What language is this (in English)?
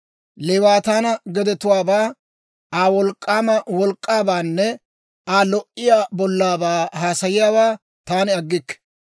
Dawro